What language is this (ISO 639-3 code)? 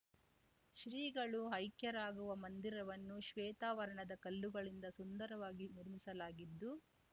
kan